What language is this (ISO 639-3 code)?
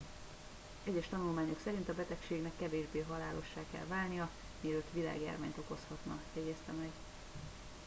hun